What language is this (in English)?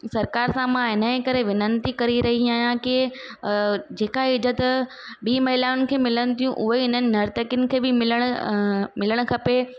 Sindhi